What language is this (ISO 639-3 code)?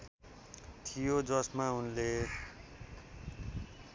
nep